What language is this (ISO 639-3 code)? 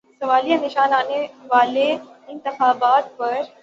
urd